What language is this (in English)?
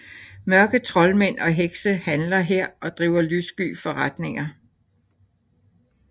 Danish